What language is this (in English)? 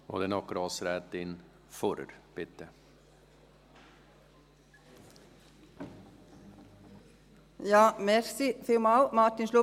Swiss German